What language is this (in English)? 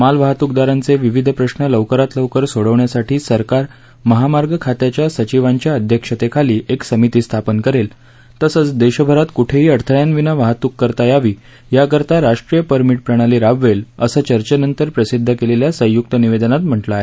Marathi